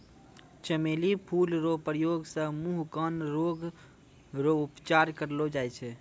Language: Maithili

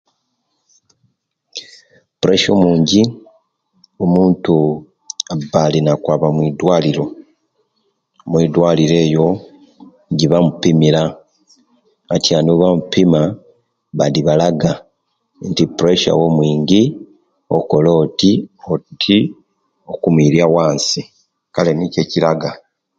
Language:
Kenyi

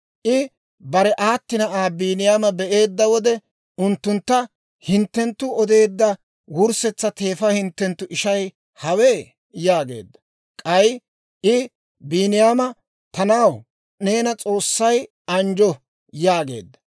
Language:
Dawro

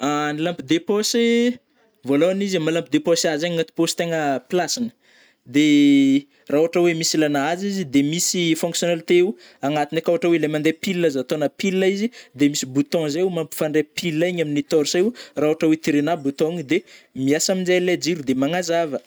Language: Northern Betsimisaraka Malagasy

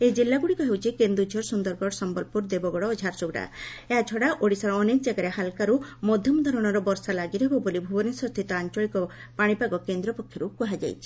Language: Odia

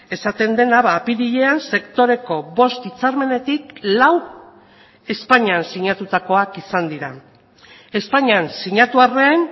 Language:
Basque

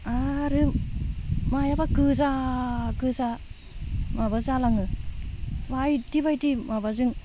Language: Bodo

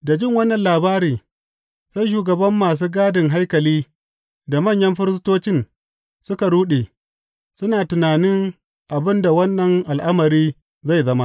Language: Hausa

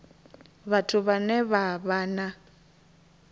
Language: Venda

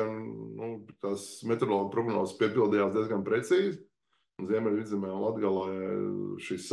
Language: Latvian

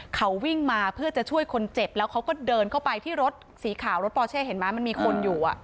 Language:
Thai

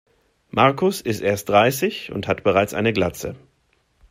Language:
German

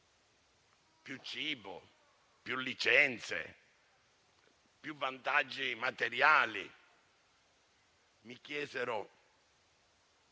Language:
Italian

